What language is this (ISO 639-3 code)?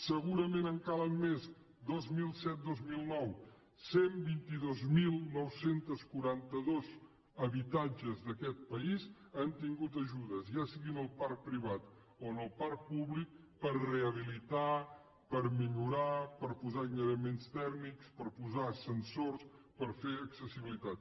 cat